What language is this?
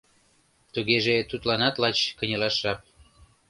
Mari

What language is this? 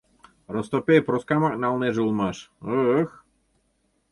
Mari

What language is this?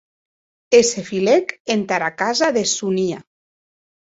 Occitan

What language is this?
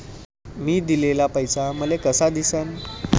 Marathi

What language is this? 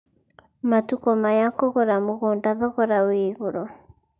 Kikuyu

